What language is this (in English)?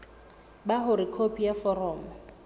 Southern Sotho